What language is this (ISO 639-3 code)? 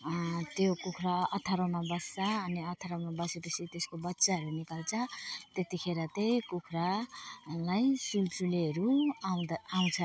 nep